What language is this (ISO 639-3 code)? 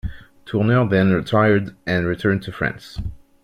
eng